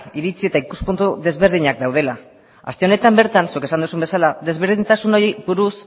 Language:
Basque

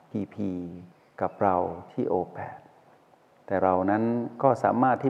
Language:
Thai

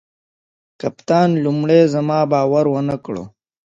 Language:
Pashto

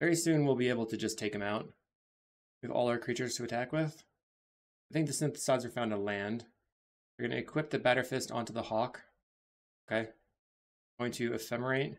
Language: English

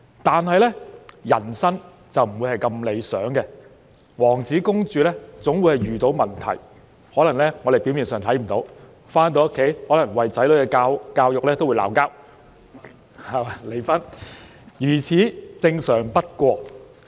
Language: Cantonese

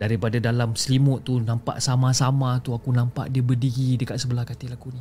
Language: Malay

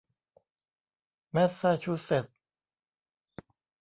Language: Thai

